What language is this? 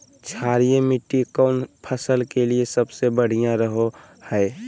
Magahi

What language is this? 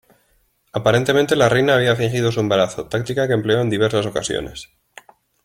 Spanish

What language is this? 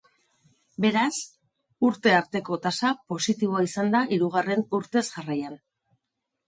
Basque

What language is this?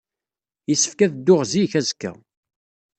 Kabyle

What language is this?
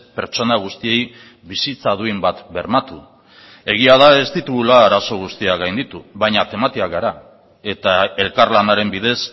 Basque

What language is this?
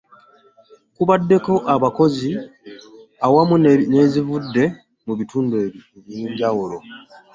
Ganda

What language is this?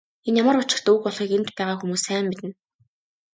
Mongolian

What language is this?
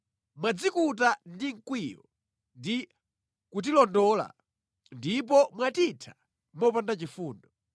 Nyanja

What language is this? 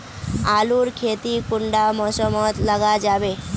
Magahi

